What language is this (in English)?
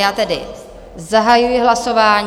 Czech